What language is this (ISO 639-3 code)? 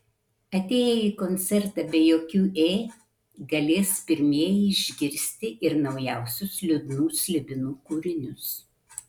lit